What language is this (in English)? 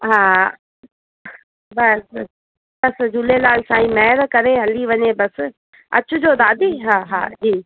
Sindhi